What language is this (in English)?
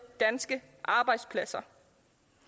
Danish